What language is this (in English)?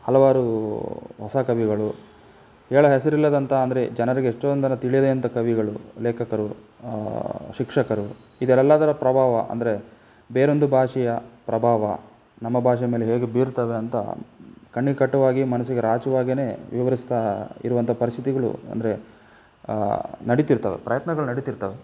Kannada